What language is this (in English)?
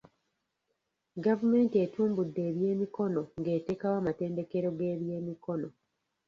Ganda